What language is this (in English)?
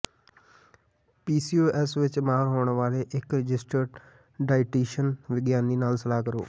Punjabi